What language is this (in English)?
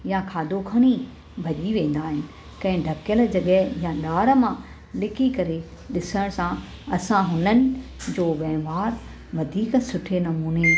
Sindhi